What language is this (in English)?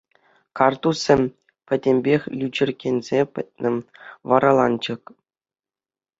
Chuvash